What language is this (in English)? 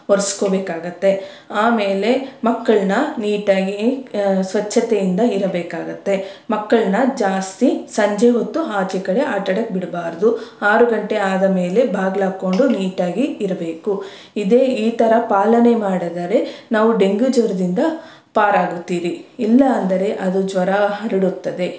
Kannada